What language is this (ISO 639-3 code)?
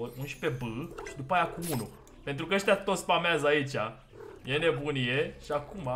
ron